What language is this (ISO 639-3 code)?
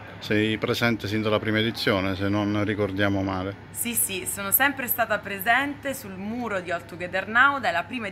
ita